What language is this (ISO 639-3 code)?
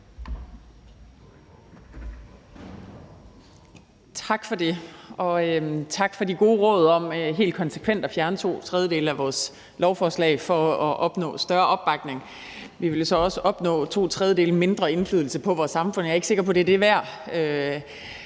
dan